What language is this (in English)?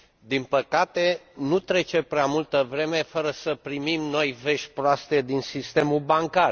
Romanian